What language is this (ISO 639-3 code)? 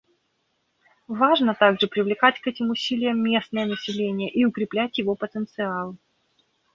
rus